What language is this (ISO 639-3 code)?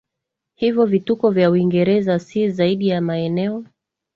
swa